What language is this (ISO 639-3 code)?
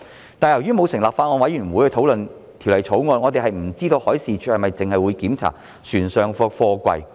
yue